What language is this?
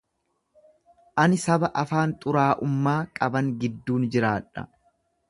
Oromo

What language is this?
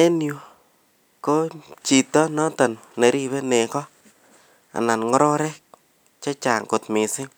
Kalenjin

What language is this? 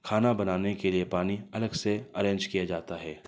Urdu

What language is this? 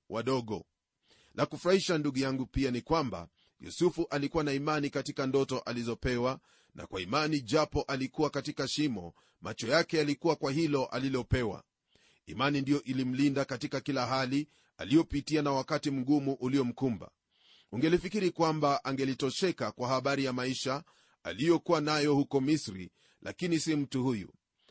Swahili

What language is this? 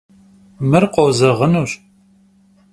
Kabardian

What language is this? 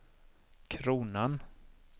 Swedish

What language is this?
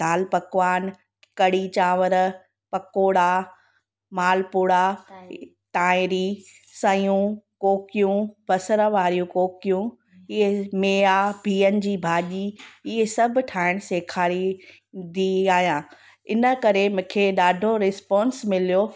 Sindhi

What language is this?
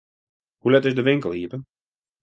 Western Frisian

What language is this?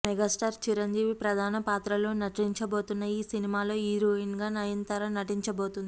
Telugu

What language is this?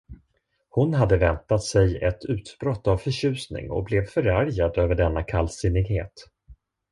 Swedish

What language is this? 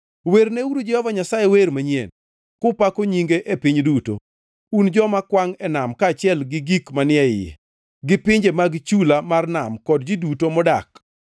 Luo (Kenya and Tanzania)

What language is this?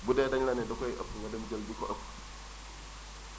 Wolof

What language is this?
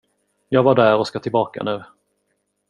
Swedish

